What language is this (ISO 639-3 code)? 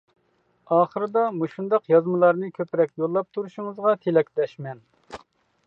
uig